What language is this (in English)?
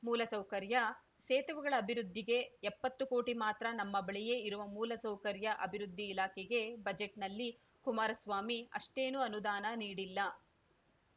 Kannada